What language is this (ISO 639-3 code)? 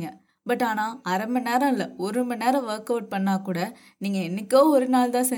tam